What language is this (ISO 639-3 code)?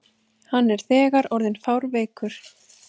isl